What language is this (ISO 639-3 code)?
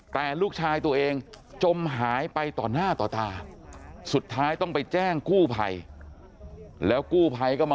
tha